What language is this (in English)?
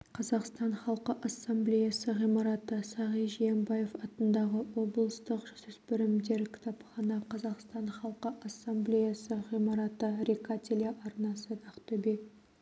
Kazakh